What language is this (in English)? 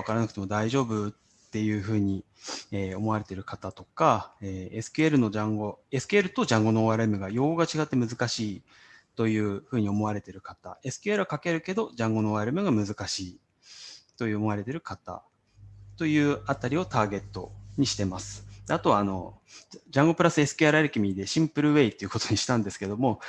Japanese